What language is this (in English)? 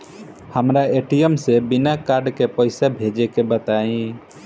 Bhojpuri